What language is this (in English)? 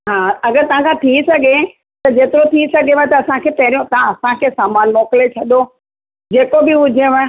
Sindhi